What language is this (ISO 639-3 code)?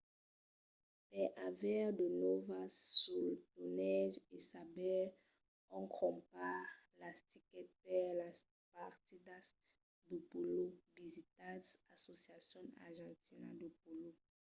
oci